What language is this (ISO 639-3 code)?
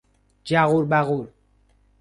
fas